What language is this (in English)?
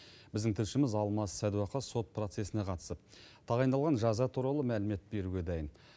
Kazakh